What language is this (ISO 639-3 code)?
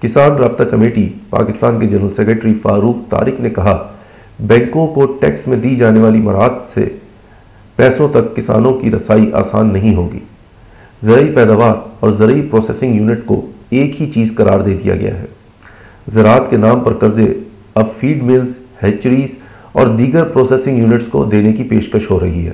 urd